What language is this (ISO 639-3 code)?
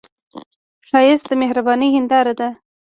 pus